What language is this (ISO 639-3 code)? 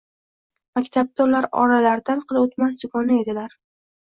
uzb